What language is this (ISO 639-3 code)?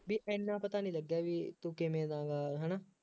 pan